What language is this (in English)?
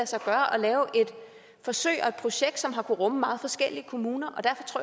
Danish